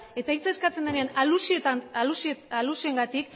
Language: Basque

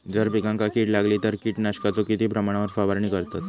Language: Marathi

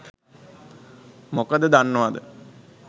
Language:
Sinhala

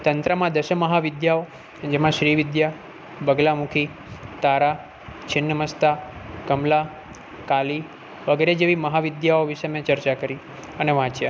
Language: Gujarati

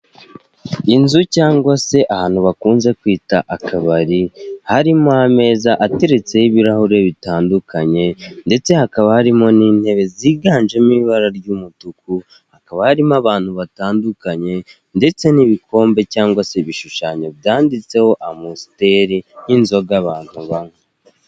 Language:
Kinyarwanda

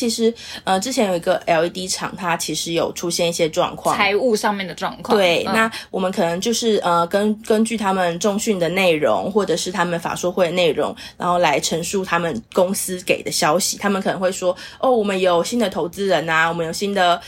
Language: Chinese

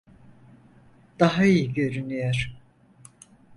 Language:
Turkish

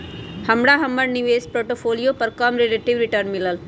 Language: Magahi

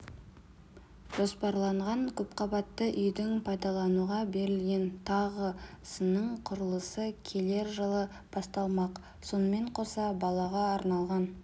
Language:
Kazakh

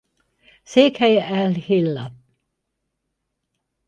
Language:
Hungarian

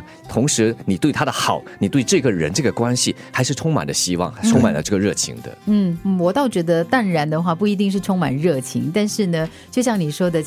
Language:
Chinese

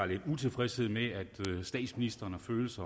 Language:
Danish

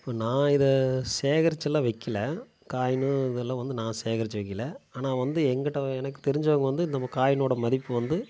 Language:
Tamil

